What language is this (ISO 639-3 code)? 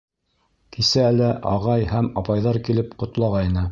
bak